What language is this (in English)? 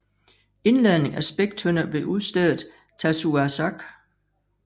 Danish